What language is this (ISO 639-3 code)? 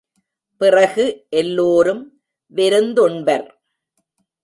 tam